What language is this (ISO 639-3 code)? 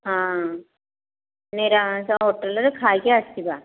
ori